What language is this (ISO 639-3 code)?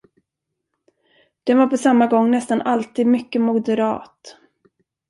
swe